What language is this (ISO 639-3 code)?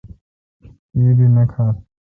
xka